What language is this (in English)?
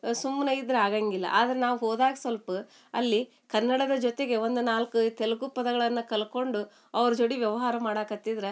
Kannada